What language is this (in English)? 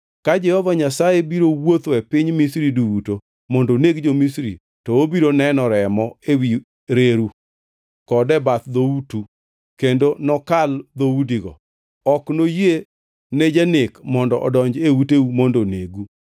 Luo (Kenya and Tanzania)